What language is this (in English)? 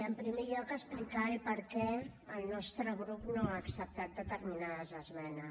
Catalan